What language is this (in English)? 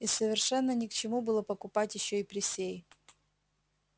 Russian